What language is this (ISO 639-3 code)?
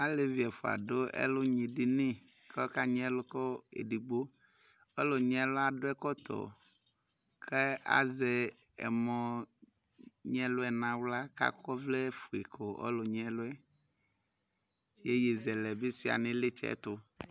kpo